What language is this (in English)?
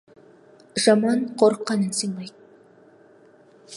Kazakh